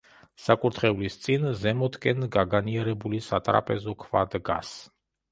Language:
Georgian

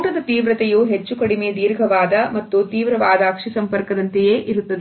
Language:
Kannada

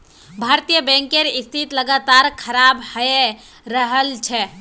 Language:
Magahi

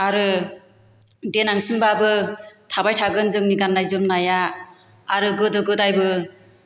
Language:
Bodo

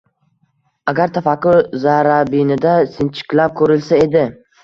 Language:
Uzbek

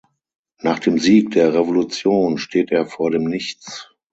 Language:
German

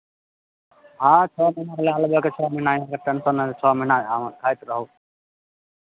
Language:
Maithili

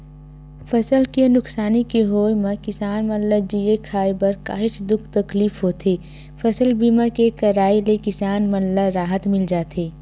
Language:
Chhattisgarhi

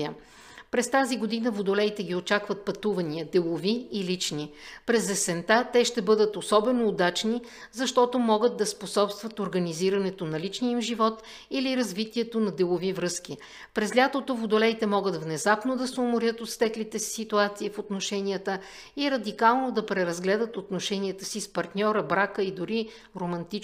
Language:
Bulgarian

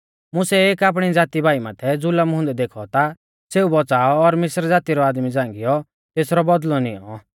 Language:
Mahasu Pahari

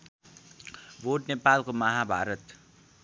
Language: Nepali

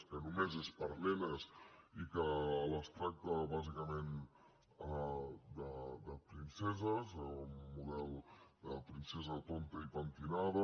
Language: Catalan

